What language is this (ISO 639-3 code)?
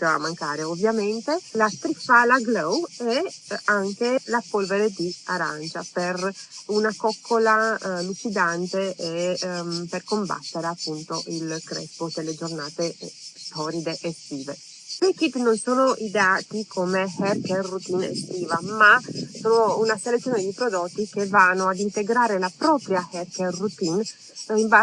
ita